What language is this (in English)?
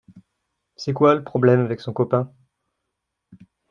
French